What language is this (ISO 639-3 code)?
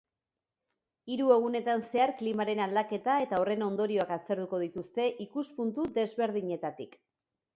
eus